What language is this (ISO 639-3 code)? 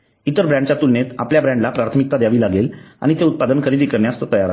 mar